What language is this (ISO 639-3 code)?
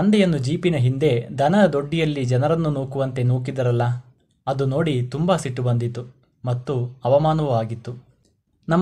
kan